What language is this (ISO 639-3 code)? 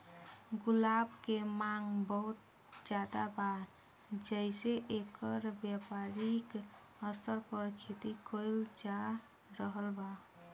bho